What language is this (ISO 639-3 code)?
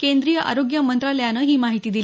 mar